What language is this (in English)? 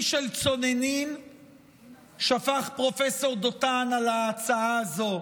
Hebrew